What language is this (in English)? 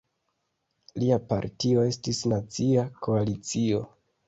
Esperanto